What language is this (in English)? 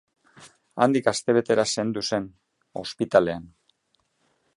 Basque